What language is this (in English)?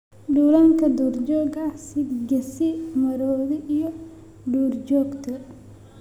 Somali